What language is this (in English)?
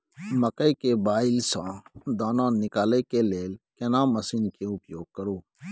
Maithili